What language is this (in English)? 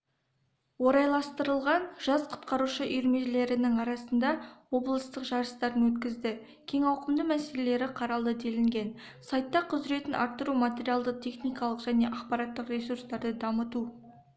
Kazakh